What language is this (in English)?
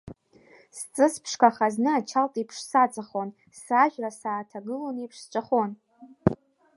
Abkhazian